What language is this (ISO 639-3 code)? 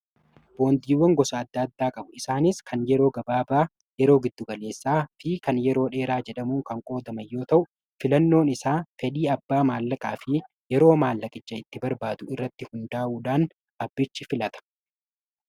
orm